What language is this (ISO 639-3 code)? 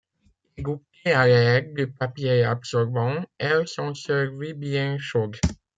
fra